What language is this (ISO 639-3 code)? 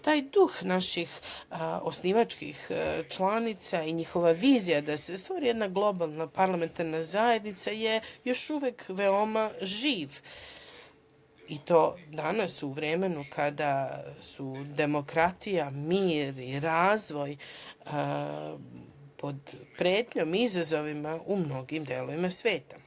srp